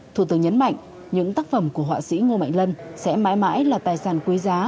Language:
Vietnamese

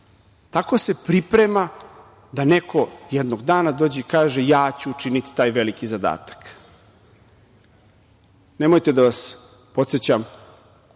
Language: Serbian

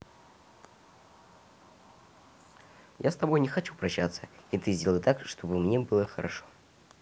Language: Russian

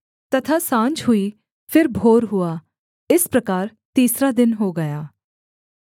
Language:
Hindi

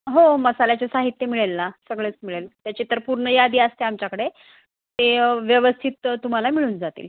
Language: Marathi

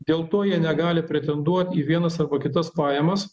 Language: Lithuanian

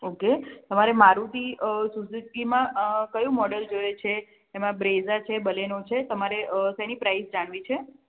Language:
Gujarati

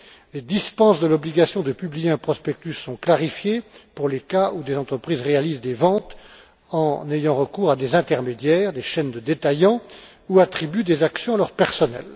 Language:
French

